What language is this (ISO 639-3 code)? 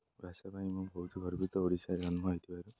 ori